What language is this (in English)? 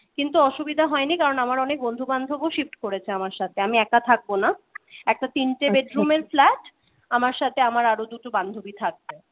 Bangla